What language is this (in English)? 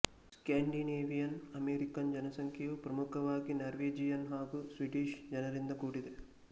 Kannada